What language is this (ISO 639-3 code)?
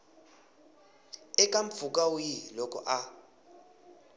tso